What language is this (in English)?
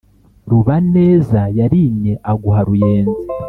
Kinyarwanda